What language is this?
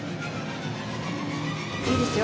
Japanese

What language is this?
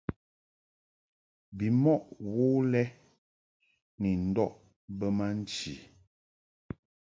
Mungaka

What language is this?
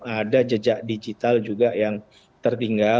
Indonesian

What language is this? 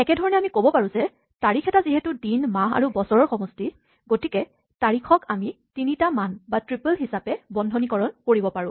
Assamese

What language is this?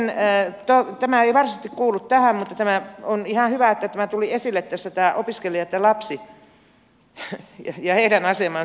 Finnish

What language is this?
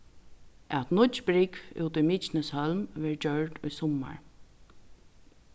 Faroese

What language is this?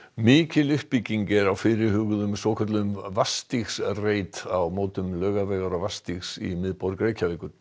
Icelandic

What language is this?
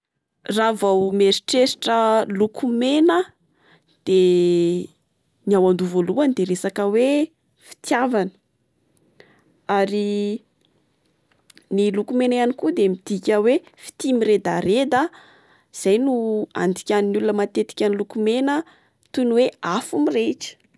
Malagasy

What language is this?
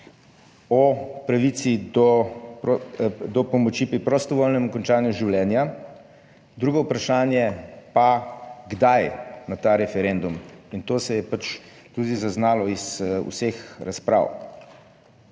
Slovenian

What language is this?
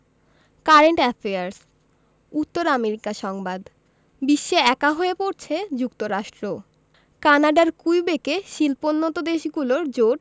Bangla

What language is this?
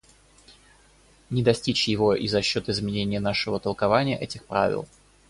Russian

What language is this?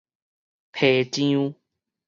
Min Nan Chinese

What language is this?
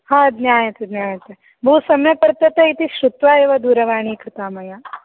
Sanskrit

